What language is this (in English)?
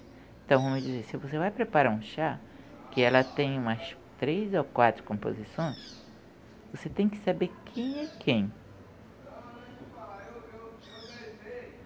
Portuguese